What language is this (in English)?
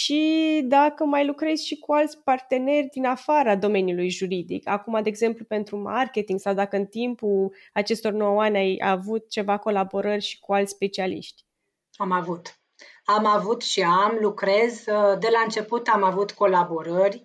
Romanian